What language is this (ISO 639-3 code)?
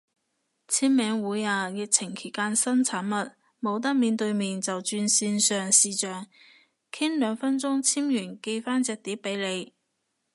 yue